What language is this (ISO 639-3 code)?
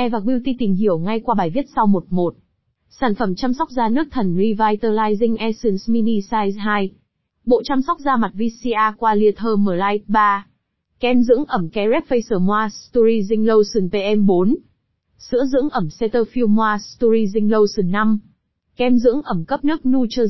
vie